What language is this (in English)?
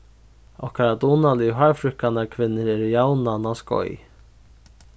Faroese